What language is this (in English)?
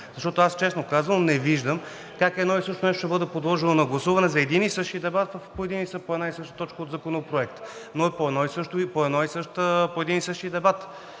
Bulgarian